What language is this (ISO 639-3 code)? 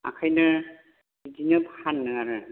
brx